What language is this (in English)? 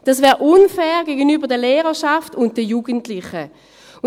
Swiss German